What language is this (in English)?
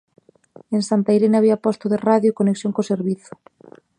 Galician